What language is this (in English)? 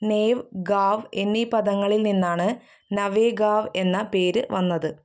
Malayalam